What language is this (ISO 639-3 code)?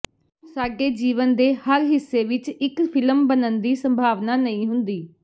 pan